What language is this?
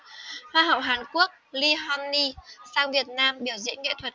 Vietnamese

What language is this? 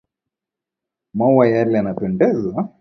Swahili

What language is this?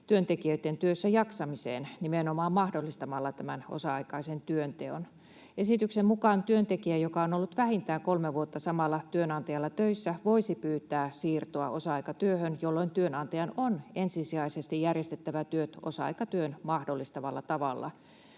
Finnish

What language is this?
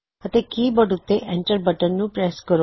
Punjabi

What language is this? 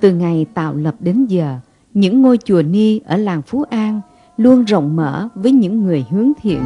Vietnamese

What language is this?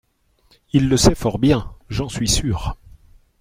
French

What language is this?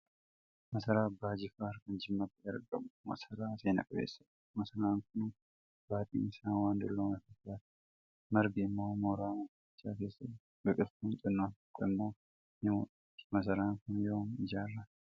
Oromo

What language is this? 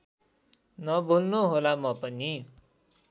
Nepali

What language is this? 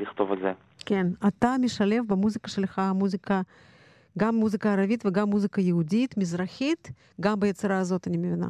Hebrew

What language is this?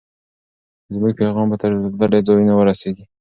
Pashto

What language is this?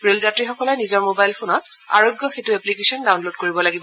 Assamese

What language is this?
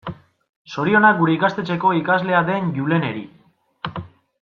Basque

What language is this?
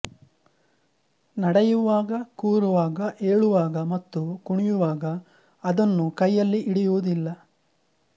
Kannada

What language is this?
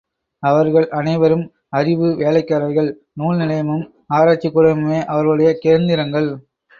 Tamil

